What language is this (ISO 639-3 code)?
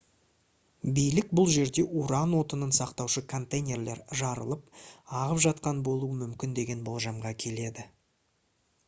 kaz